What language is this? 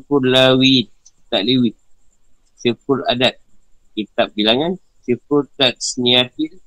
Malay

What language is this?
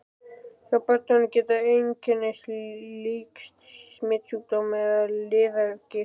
Icelandic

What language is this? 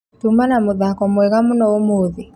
Kikuyu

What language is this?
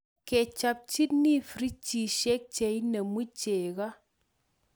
Kalenjin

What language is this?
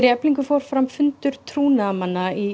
Icelandic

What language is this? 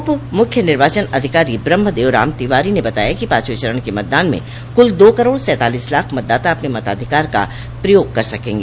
Hindi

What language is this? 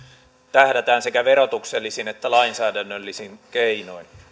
Finnish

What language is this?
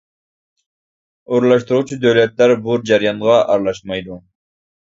Uyghur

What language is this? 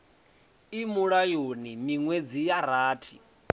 Venda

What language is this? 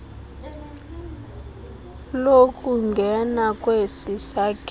Xhosa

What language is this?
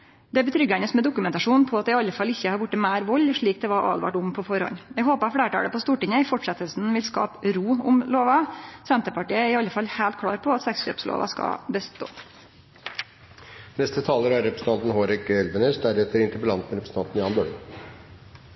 Norwegian Nynorsk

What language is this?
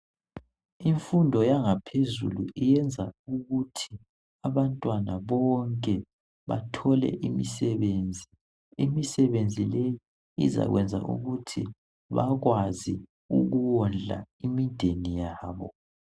North Ndebele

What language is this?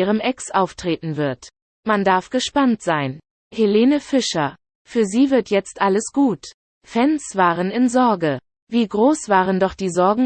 German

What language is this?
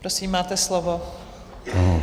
Czech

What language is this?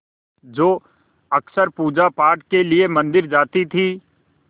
Hindi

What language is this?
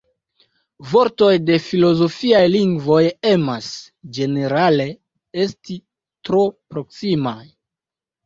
Esperanto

